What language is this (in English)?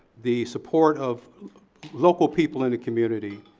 English